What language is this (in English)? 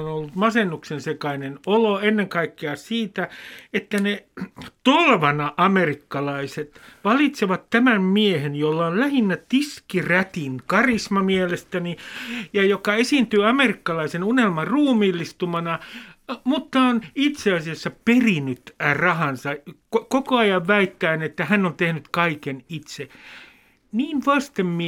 Finnish